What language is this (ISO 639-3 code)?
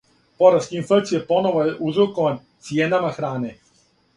srp